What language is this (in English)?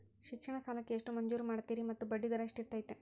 Kannada